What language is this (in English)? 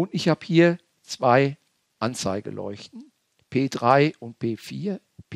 German